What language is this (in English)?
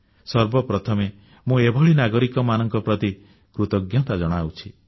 Odia